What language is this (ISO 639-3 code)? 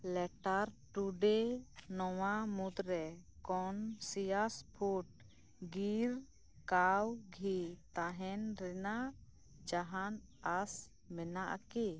sat